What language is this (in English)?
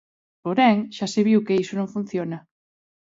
Galician